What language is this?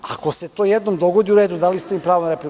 Serbian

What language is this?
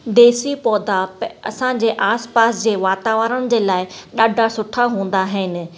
Sindhi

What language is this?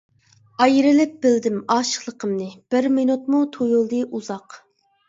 Uyghur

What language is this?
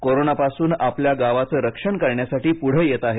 Marathi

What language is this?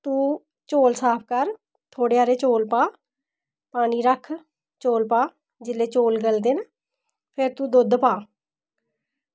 Dogri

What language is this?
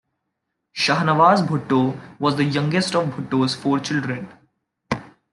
English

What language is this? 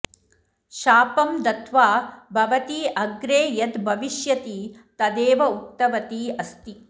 Sanskrit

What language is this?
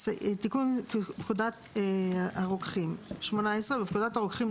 Hebrew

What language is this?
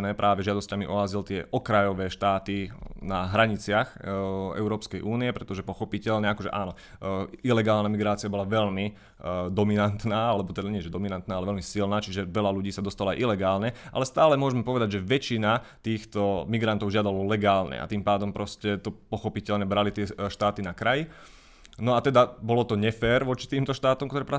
Slovak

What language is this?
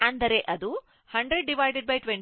Kannada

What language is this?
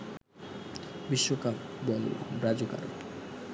Bangla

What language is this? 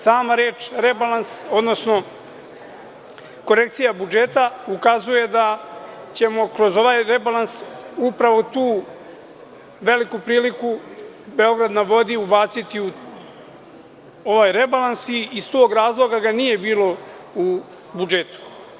Serbian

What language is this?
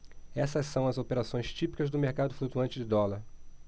Portuguese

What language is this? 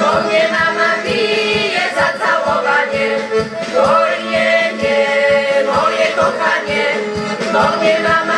Polish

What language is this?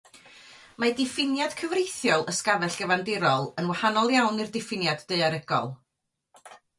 Welsh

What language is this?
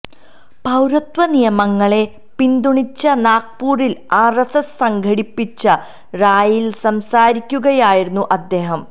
Malayalam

